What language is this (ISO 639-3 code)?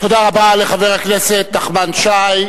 heb